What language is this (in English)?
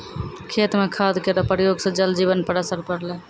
Maithili